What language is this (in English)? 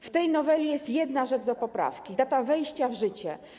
Polish